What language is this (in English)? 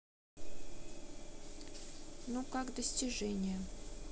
Russian